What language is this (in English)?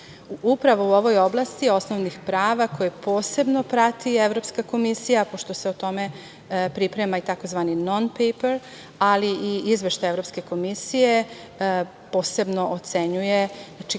Serbian